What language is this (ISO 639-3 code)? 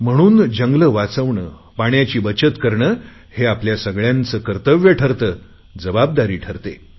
mar